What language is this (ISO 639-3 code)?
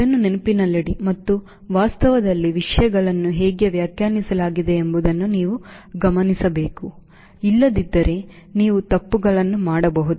kan